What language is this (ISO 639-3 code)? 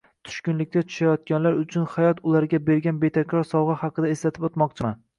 uzb